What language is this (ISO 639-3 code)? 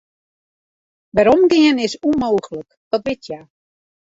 fry